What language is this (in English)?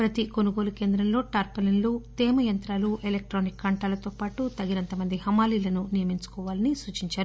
Telugu